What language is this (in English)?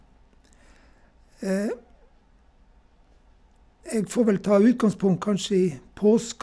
Norwegian